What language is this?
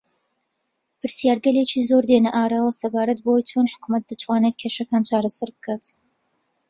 Central Kurdish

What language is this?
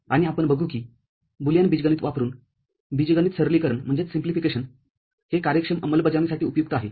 Marathi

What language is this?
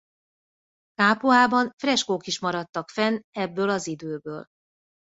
Hungarian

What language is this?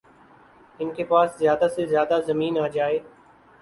Urdu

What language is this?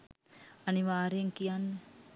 Sinhala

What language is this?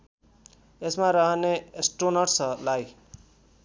Nepali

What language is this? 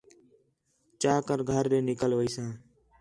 Khetrani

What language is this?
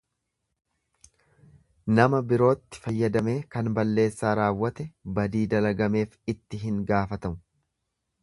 Oromo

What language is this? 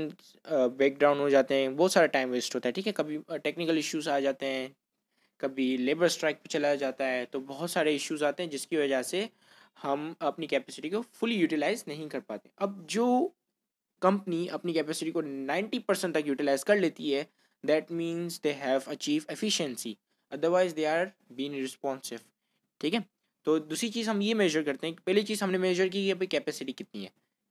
Hindi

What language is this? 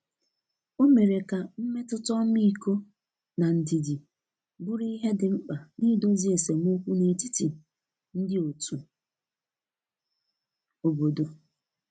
Igbo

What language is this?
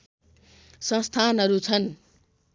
Nepali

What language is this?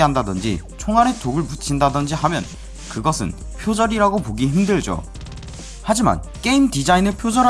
Korean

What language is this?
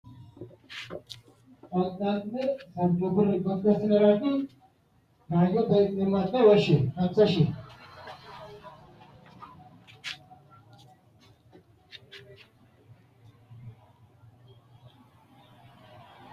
Sidamo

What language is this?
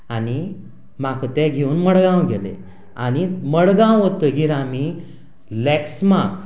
Konkani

